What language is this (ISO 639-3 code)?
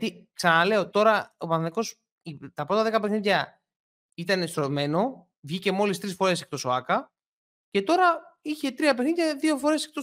ell